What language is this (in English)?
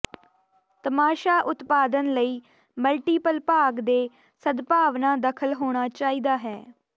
Punjabi